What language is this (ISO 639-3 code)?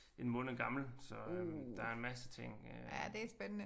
dan